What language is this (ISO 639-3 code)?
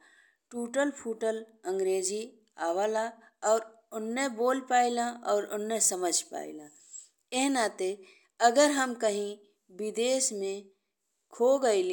bho